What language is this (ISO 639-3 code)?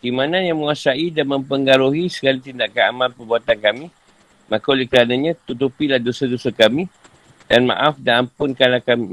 msa